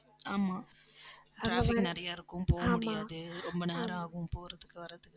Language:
Tamil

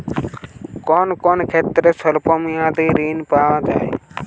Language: Bangla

